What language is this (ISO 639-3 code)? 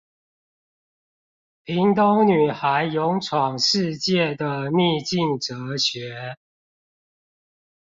zho